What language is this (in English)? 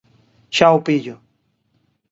Galician